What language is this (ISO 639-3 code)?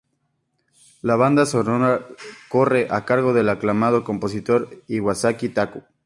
spa